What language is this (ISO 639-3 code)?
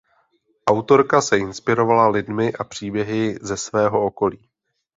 ces